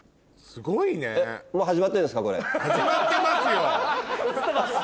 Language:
Japanese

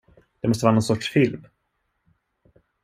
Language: Swedish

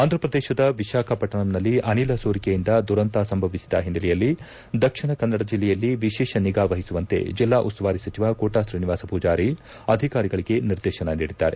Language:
Kannada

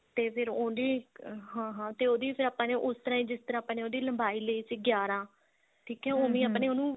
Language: Punjabi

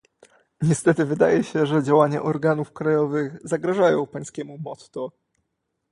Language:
Polish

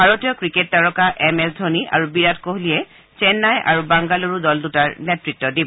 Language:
Assamese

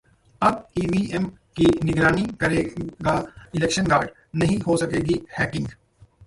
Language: Hindi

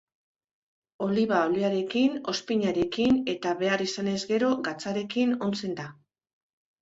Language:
Basque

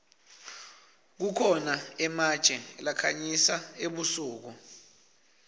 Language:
Swati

